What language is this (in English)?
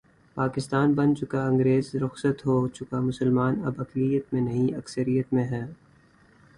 Urdu